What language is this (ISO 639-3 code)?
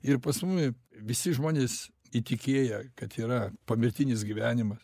lit